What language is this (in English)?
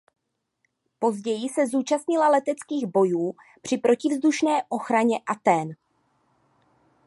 Czech